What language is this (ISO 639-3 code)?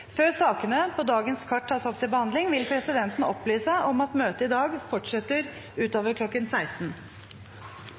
nob